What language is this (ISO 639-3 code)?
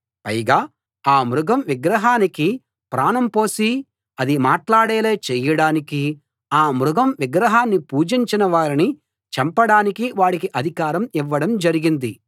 tel